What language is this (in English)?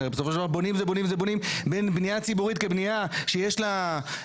Hebrew